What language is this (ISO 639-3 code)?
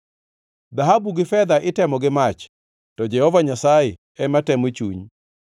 luo